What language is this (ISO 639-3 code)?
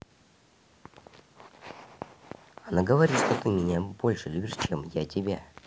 rus